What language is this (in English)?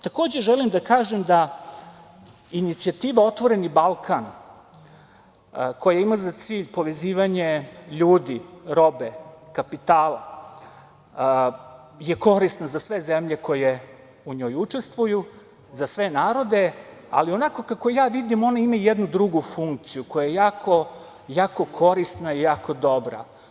Serbian